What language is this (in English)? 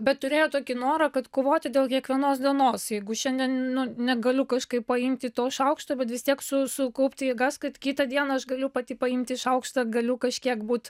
Lithuanian